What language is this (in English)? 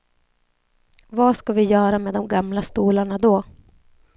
Swedish